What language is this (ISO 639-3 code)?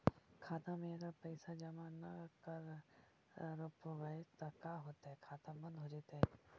mag